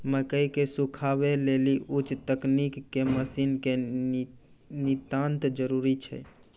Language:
Maithili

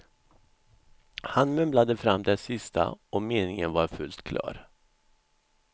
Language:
Swedish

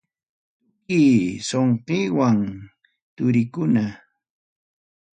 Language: Ayacucho Quechua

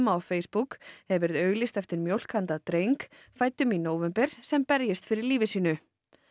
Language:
Icelandic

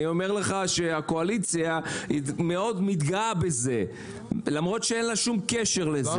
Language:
Hebrew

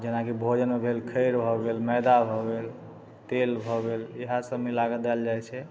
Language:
Maithili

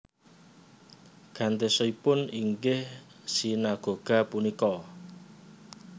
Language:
Javanese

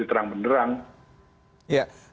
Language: Indonesian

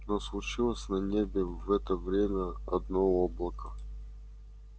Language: Russian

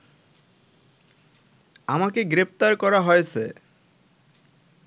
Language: Bangla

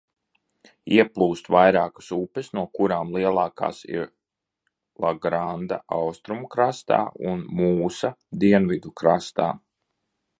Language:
Latvian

